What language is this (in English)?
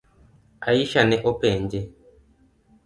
Luo (Kenya and Tanzania)